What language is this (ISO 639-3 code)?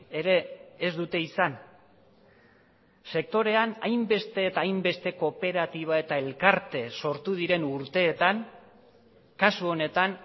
eus